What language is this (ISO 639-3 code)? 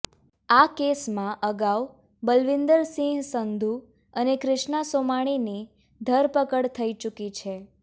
guj